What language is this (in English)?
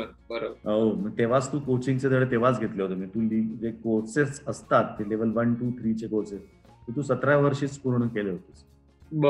Marathi